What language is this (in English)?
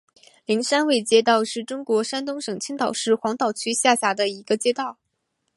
Chinese